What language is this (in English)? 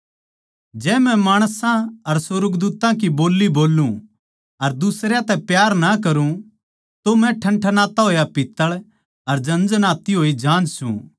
Haryanvi